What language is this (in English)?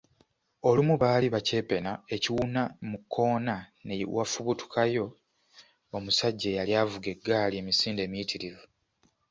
Ganda